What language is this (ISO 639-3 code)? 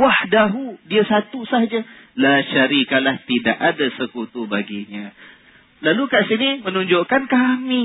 msa